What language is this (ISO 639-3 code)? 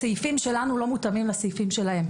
heb